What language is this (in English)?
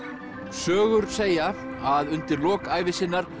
Icelandic